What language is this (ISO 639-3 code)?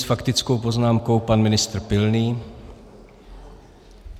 ces